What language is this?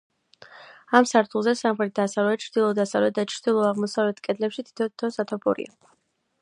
Georgian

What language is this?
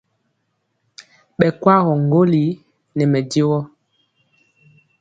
Mpiemo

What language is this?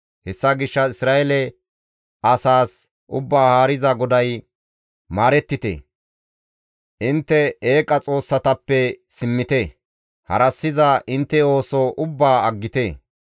Gamo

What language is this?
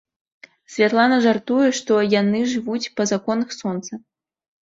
Belarusian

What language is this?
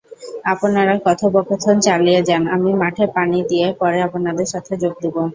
Bangla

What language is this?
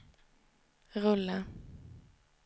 Swedish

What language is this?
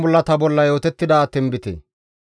Gamo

